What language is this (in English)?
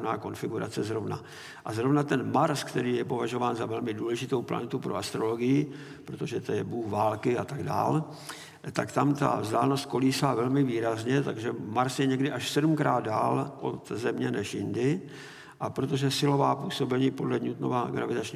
Czech